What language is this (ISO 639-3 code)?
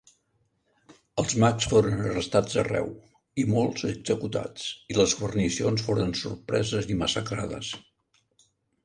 cat